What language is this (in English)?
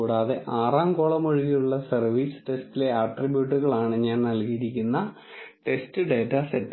Malayalam